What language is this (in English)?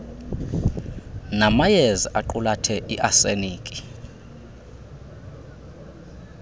Xhosa